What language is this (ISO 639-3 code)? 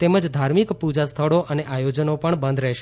guj